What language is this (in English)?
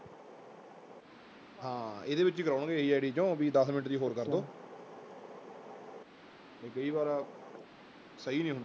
Punjabi